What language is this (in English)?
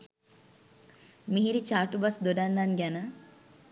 Sinhala